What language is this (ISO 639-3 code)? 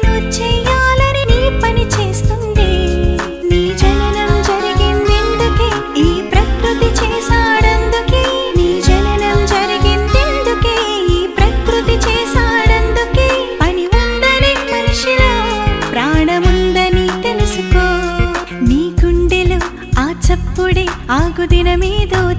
tel